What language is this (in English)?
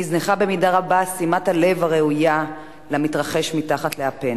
Hebrew